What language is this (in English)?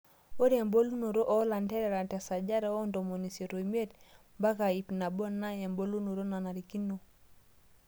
Masai